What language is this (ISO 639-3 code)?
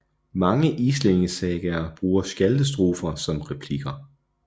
dan